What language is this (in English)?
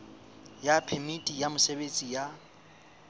Southern Sotho